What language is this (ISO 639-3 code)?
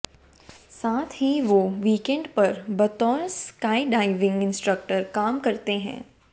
hin